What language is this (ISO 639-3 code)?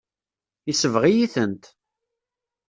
kab